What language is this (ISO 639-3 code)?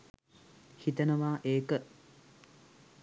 sin